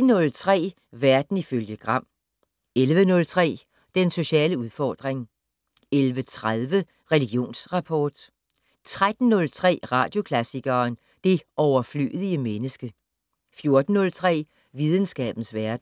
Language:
Danish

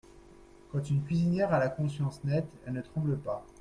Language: French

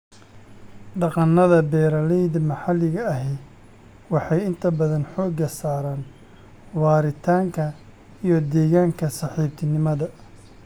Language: Somali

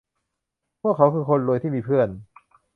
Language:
Thai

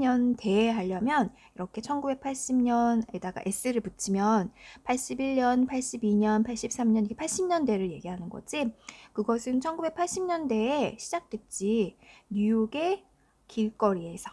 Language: Korean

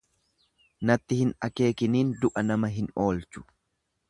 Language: Oromo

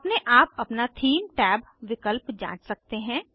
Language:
Hindi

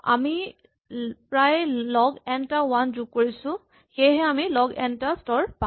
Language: Assamese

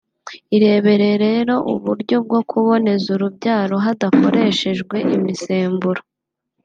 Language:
Kinyarwanda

